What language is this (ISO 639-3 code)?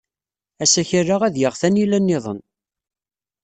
kab